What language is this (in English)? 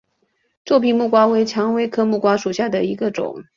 Chinese